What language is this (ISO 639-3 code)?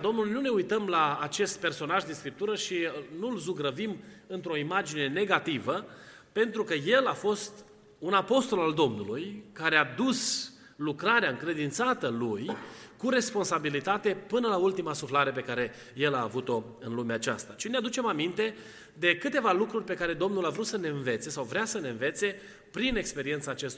ron